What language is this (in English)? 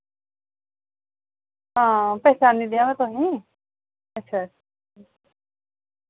Dogri